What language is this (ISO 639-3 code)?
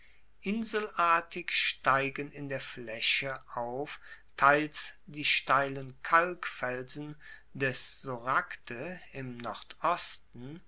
deu